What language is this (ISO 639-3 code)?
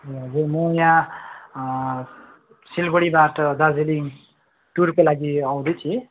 nep